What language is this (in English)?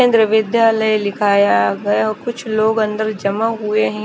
Hindi